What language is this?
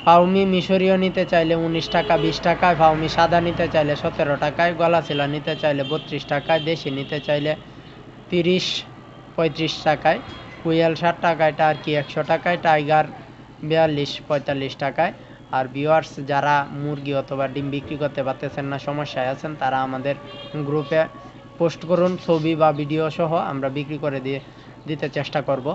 Hindi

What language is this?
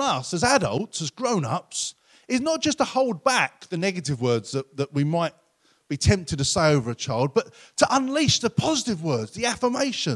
English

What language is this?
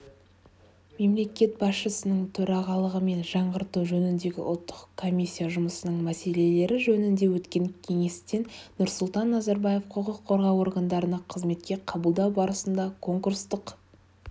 Kazakh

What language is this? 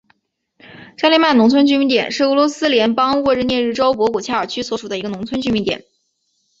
Chinese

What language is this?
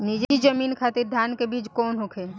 Bhojpuri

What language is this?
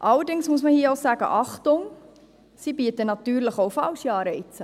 Swiss German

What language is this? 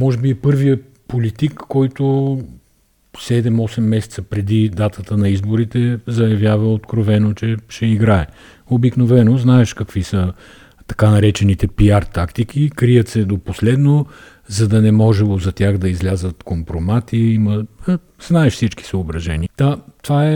Bulgarian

